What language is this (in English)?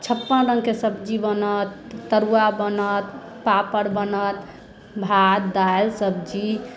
Maithili